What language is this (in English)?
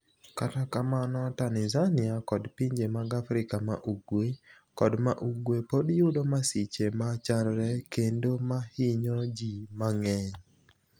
Luo (Kenya and Tanzania)